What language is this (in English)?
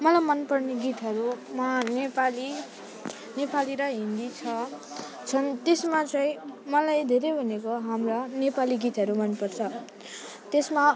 Nepali